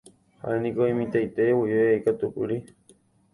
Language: Guarani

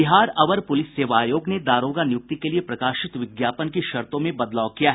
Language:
Hindi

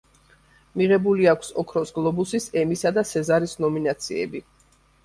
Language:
Georgian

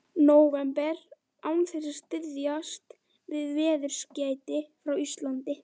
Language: Icelandic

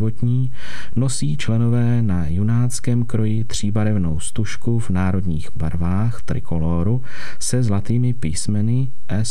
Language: Czech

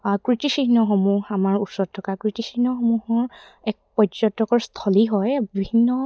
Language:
Assamese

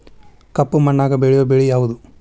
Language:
Kannada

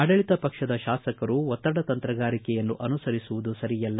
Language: Kannada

